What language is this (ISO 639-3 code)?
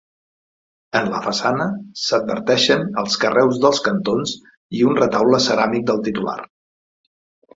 cat